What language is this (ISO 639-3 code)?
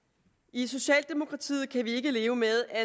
dan